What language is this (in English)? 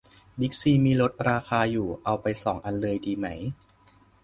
Thai